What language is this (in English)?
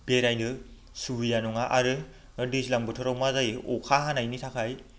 Bodo